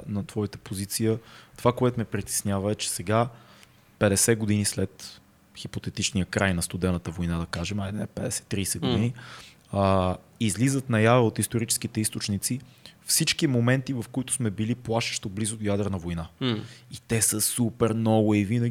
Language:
Bulgarian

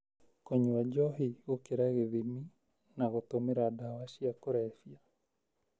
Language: Kikuyu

